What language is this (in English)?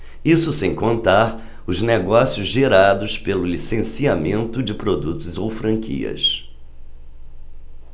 Portuguese